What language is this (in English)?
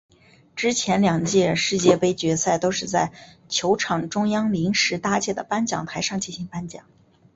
Chinese